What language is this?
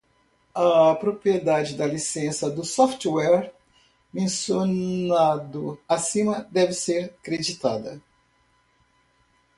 Portuguese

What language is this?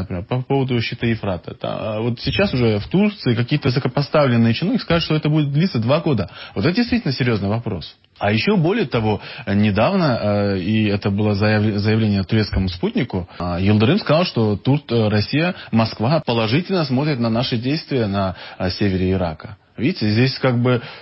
Russian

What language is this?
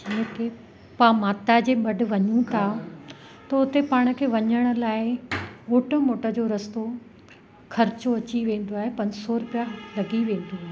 Sindhi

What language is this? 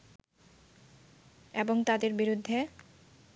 Bangla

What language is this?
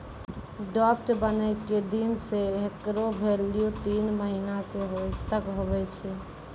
Maithili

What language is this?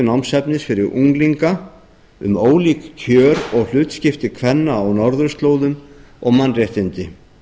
Icelandic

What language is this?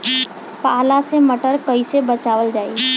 Bhojpuri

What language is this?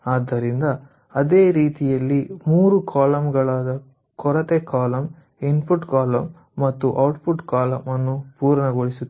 Kannada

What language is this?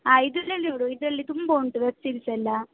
Kannada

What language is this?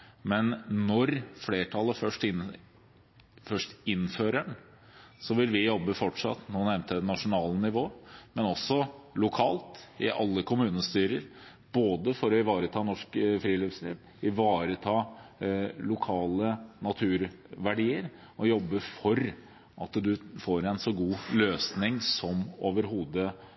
Norwegian Bokmål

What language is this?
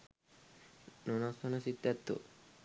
Sinhala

